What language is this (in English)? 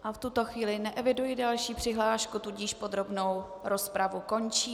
Czech